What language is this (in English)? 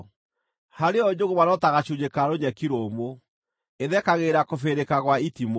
Kikuyu